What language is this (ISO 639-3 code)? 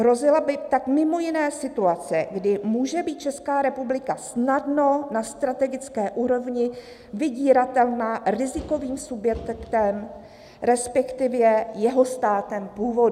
ces